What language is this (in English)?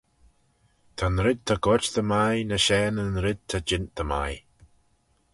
Manx